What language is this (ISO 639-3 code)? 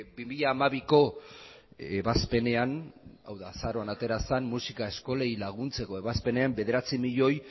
eus